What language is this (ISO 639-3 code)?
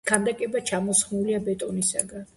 kat